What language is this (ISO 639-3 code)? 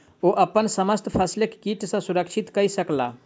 mai